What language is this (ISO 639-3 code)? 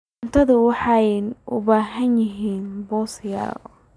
som